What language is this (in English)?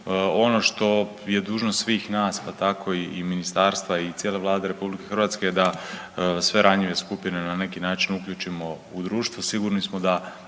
Croatian